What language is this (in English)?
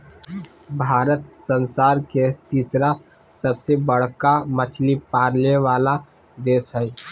Magahi